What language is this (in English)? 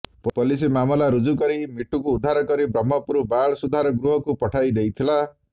Odia